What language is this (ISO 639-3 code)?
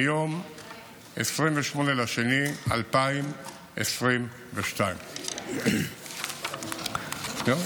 heb